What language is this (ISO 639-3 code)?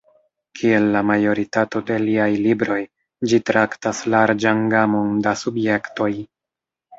epo